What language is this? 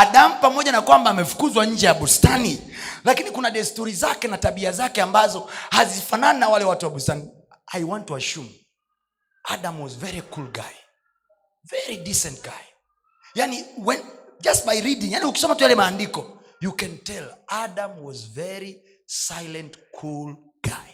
Swahili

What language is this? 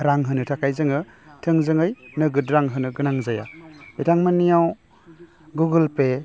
Bodo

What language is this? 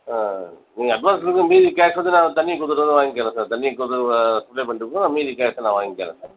Tamil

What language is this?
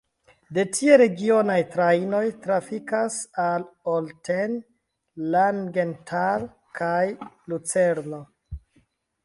Esperanto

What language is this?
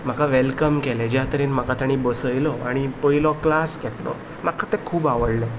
Konkani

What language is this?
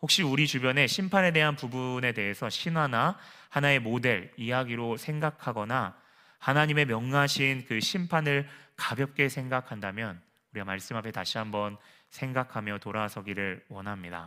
Korean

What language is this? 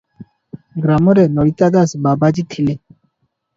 Odia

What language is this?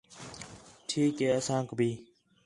Khetrani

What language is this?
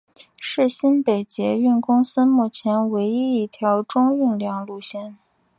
Chinese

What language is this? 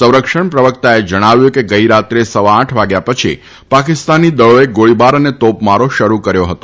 Gujarati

